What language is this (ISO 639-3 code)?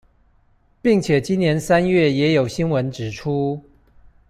zho